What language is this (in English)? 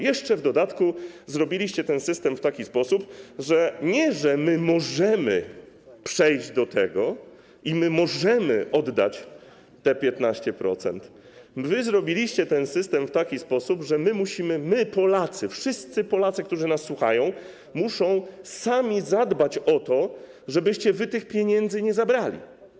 Polish